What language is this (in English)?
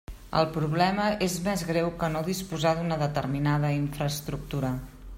Catalan